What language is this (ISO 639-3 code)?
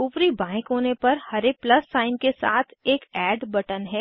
hin